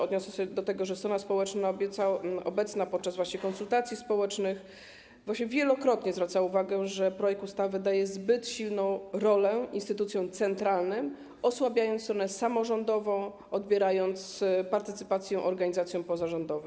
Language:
Polish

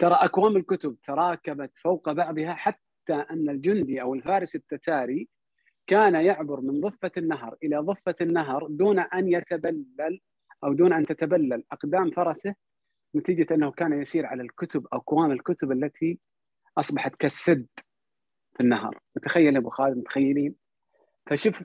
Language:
Arabic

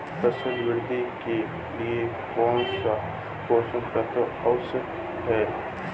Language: Hindi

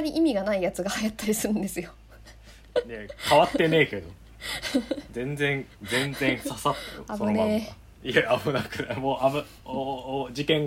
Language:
Japanese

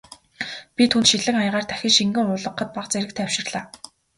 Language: Mongolian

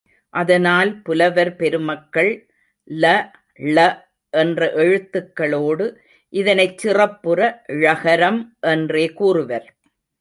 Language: Tamil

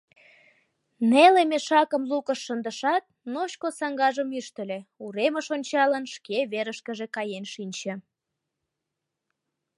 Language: Mari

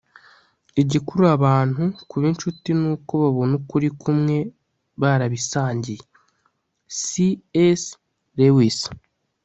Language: Kinyarwanda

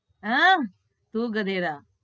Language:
Gujarati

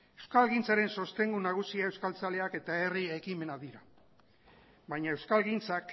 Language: Basque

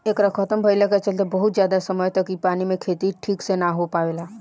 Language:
Bhojpuri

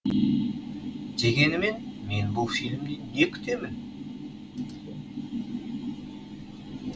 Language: Kazakh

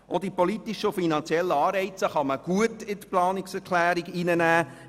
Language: Swiss German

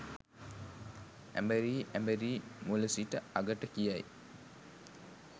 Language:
Sinhala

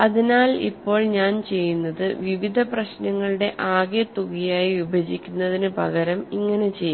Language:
Malayalam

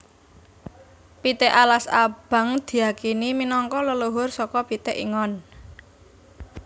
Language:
Javanese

